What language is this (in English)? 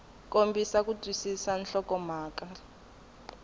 Tsonga